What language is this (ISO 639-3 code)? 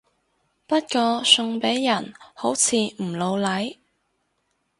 yue